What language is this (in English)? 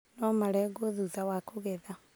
Kikuyu